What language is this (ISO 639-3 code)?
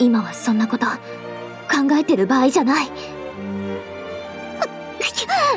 jpn